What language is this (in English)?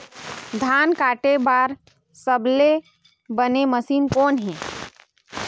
Chhattisgarhi